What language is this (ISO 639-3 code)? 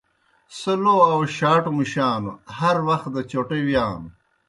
plk